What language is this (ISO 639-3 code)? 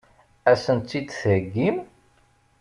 kab